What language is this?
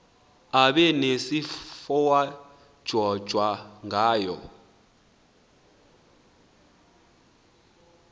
Xhosa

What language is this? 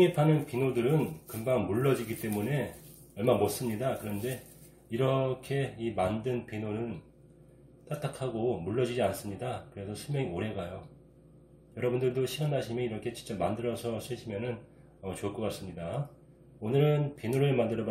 Korean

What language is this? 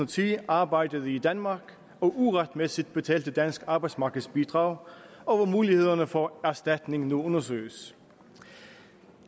Danish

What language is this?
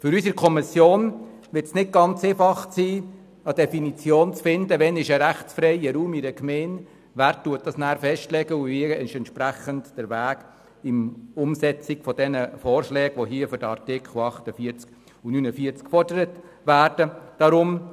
Swiss German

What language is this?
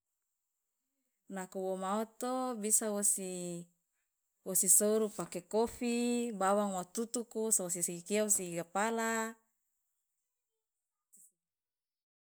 Loloda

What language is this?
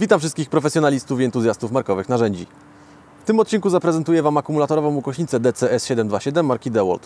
Polish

